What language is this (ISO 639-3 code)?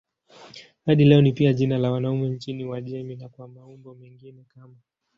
swa